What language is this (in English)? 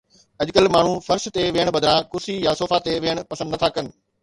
Sindhi